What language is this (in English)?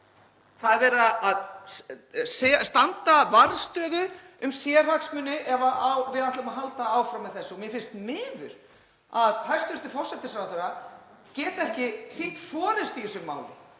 Icelandic